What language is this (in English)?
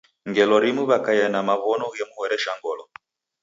Taita